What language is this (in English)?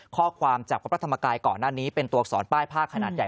Thai